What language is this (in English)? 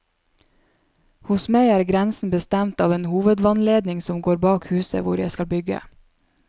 Norwegian